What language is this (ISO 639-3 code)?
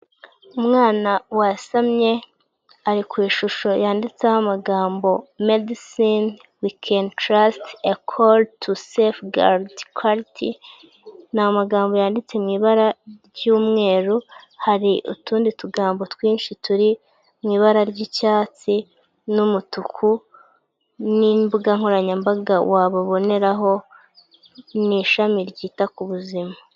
kin